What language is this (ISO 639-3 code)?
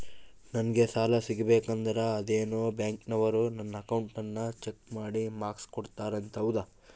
kan